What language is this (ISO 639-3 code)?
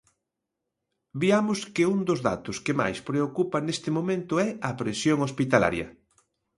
glg